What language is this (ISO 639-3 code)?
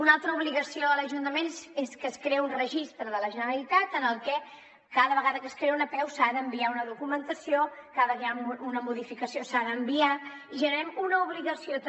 cat